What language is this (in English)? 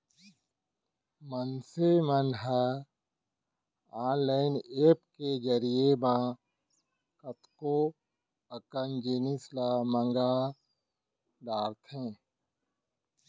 Chhattisgarhi